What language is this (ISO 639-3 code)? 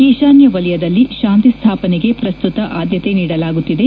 kan